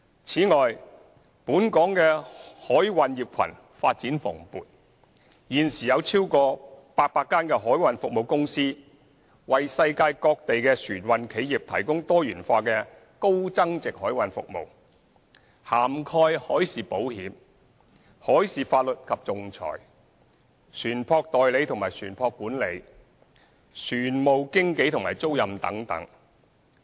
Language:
Cantonese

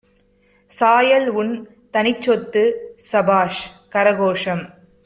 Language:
Tamil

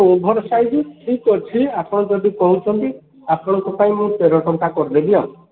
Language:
Odia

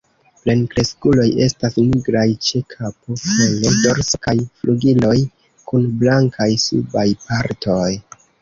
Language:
Esperanto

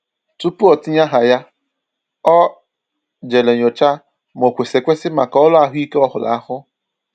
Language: Igbo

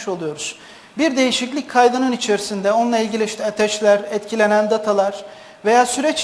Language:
Turkish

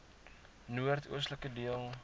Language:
Afrikaans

